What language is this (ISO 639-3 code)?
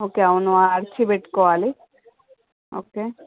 tel